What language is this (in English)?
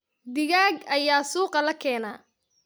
Somali